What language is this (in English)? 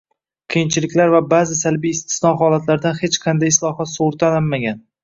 Uzbek